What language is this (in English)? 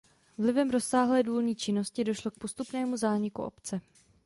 Czech